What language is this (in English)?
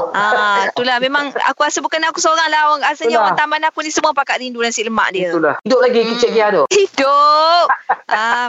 Malay